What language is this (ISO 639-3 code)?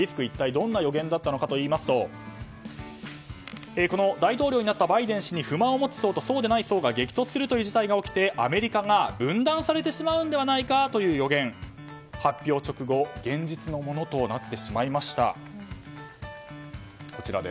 jpn